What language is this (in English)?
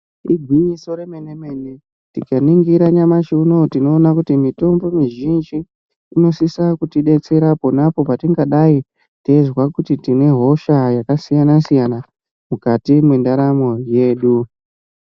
Ndau